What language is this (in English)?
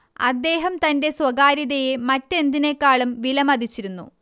Malayalam